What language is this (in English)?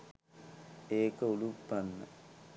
Sinhala